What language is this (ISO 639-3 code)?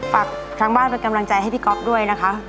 tha